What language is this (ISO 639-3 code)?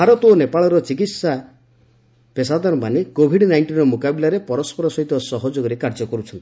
ori